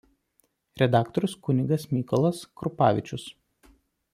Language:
Lithuanian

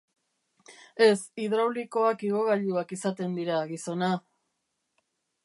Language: Basque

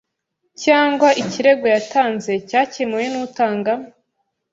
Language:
Kinyarwanda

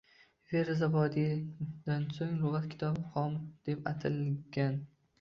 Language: Uzbek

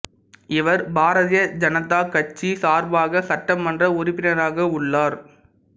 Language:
Tamil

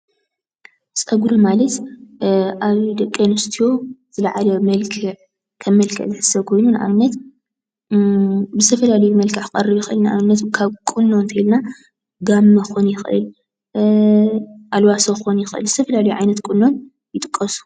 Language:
Tigrinya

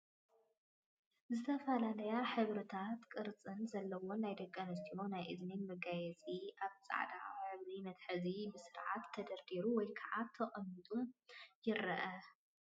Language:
Tigrinya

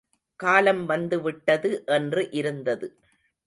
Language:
Tamil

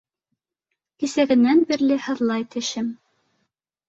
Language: Bashkir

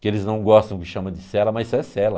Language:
Portuguese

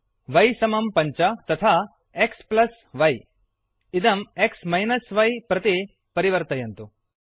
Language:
Sanskrit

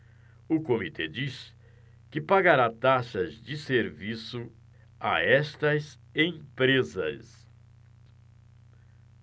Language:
Portuguese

